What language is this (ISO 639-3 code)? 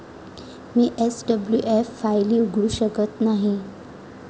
mar